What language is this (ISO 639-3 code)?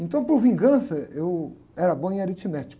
por